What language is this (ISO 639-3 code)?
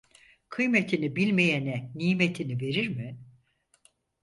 tur